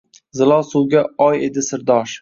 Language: Uzbek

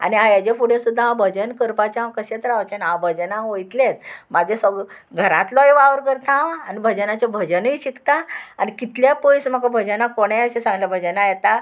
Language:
Konkani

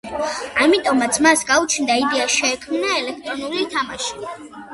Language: Georgian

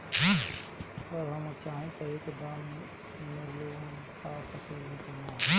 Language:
Bhojpuri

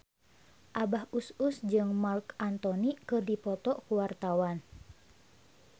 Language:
Sundanese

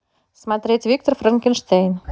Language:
Russian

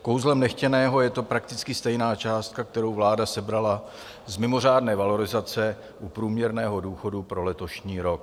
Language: Czech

